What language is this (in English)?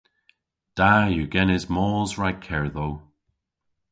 Cornish